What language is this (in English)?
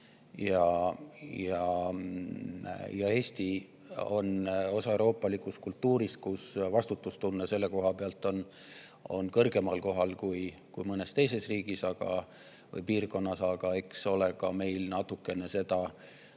Estonian